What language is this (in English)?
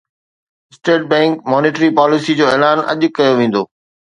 Sindhi